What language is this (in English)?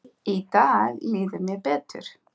Icelandic